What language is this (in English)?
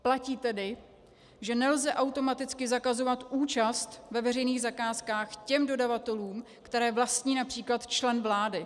Czech